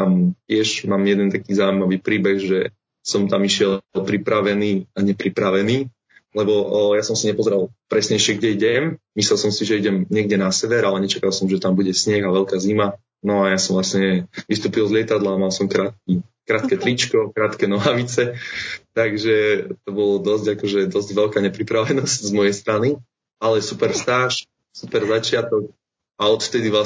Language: Slovak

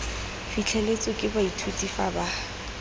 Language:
Tswana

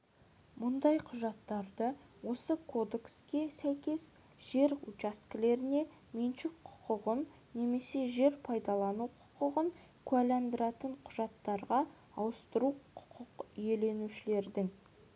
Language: Kazakh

